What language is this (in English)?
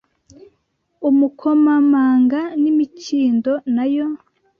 Kinyarwanda